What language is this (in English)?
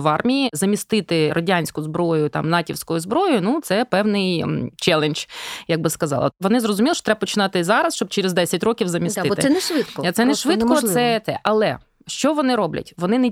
Ukrainian